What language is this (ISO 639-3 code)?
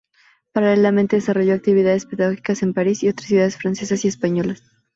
spa